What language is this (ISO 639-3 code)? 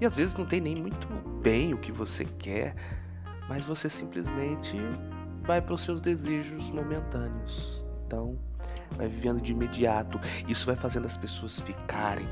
por